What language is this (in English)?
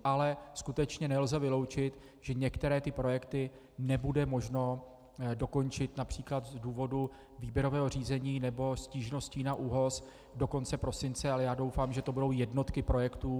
Czech